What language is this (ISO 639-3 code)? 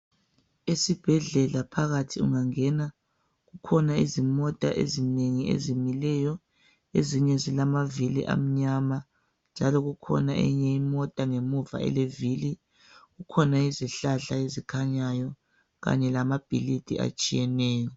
nde